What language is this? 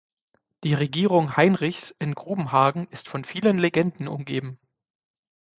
German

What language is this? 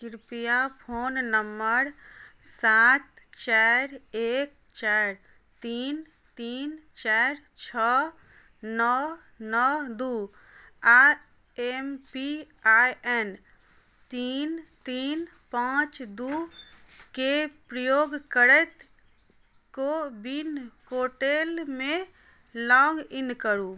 Maithili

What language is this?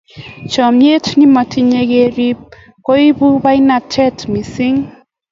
Kalenjin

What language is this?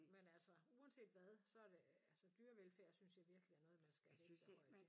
Danish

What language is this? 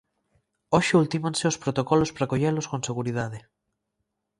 Galician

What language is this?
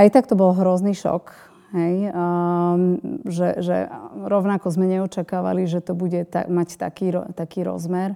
Slovak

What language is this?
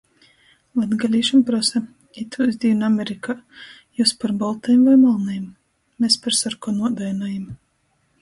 Latgalian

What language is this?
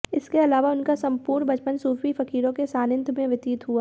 Hindi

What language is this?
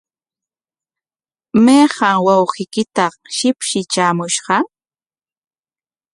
Corongo Ancash Quechua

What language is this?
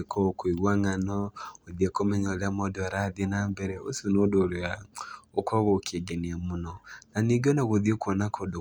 Kikuyu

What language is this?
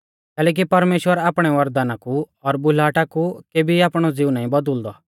Mahasu Pahari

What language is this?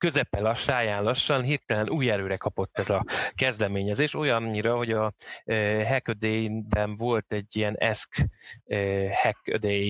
Hungarian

